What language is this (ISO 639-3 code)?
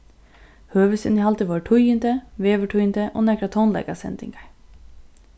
fao